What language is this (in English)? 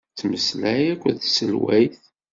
Kabyle